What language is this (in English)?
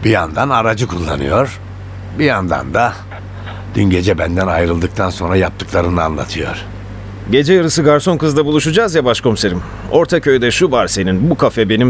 Turkish